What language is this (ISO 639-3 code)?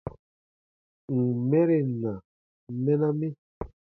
bba